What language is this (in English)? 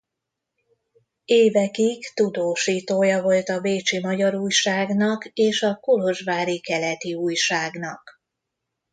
Hungarian